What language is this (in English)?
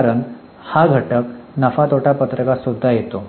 Marathi